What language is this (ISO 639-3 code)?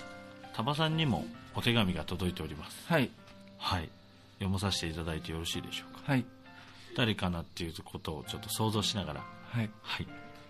jpn